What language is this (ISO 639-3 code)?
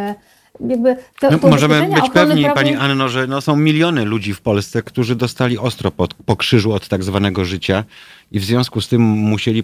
pol